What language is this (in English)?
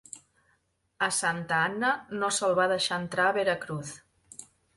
Catalan